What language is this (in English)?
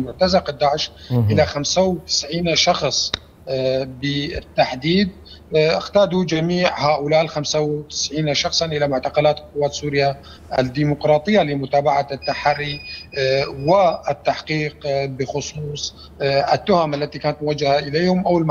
Arabic